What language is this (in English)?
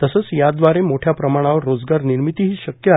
Marathi